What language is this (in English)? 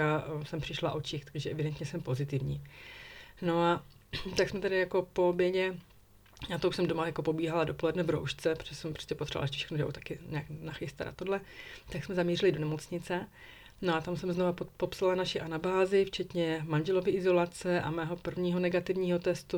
Czech